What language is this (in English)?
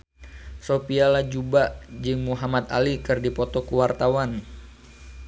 Sundanese